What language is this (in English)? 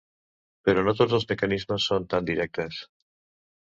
Catalan